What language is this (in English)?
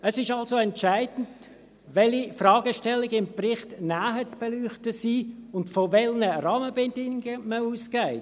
Swiss German